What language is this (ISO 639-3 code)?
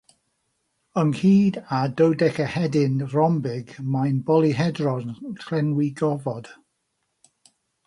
cym